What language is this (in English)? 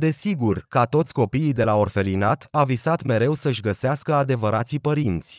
Romanian